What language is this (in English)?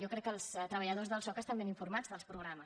Catalan